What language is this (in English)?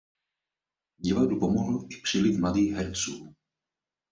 Czech